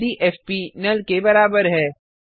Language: Hindi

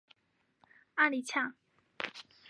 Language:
Chinese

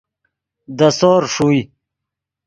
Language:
Yidgha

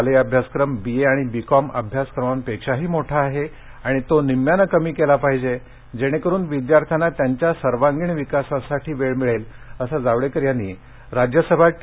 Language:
Marathi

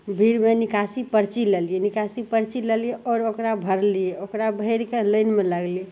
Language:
Maithili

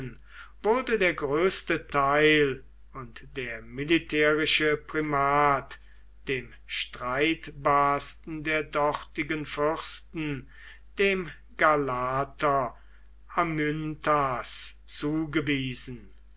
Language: German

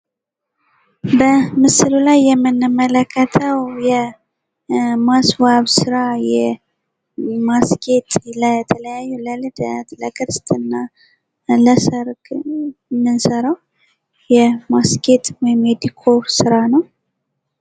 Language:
Amharic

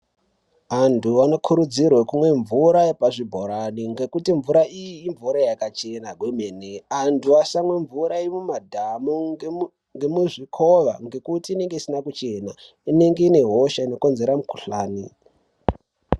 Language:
Ndau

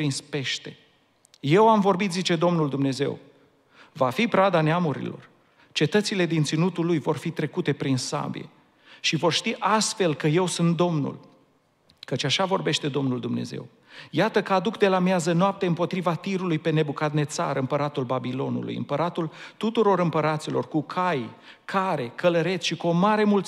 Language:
Romanian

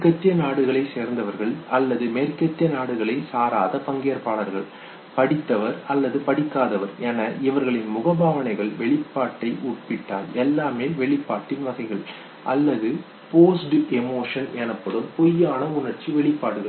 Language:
Tamil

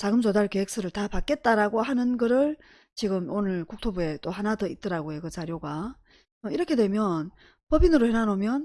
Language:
Korean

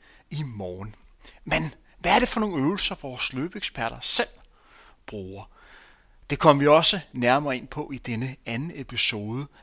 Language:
Danish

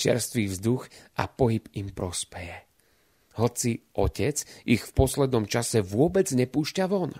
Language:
Slovak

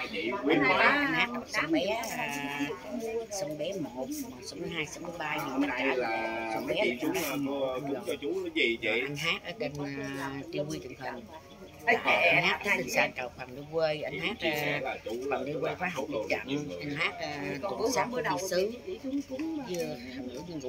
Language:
Vietnamese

